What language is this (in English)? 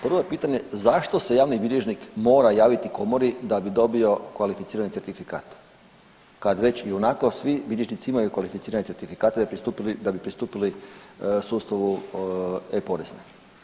Croatian